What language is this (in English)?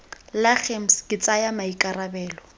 Tswana